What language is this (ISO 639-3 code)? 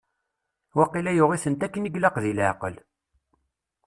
kab